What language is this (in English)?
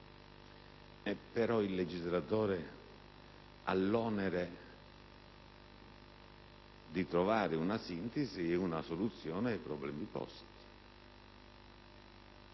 Italian